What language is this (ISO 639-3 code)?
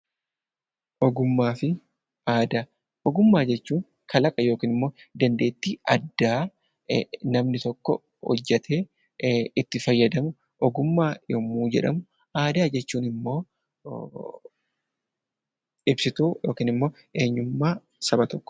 orm